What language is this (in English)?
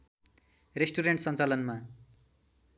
Nepali